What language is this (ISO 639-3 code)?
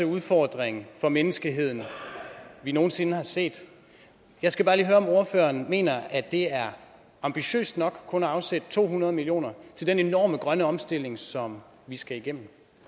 dan